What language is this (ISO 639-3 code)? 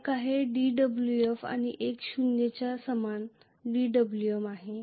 mar